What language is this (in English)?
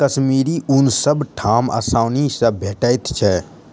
Maithili